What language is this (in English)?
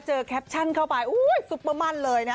Thai